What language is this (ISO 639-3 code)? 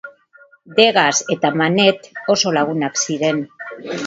eus